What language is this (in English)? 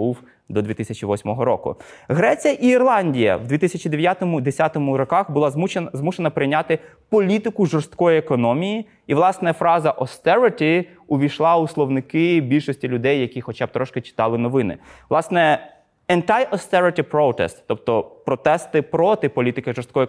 Ukrainian